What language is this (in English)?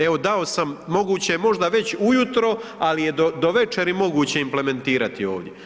Croatian